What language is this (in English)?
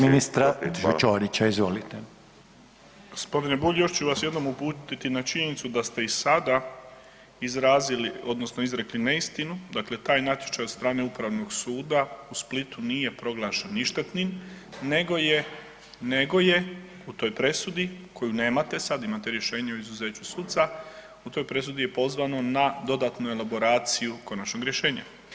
Croatian